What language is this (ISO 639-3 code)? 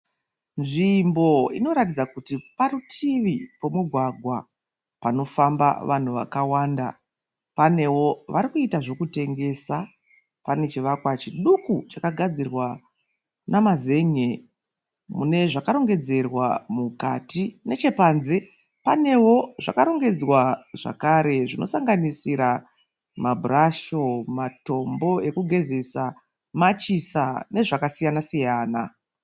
sna